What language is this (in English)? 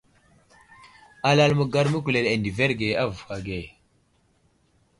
Wuzlam